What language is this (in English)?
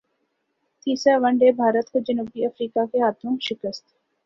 Urdu